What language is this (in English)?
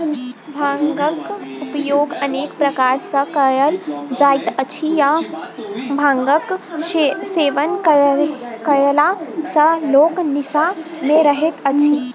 Maithili